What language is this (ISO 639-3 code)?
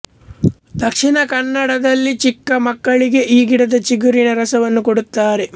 kan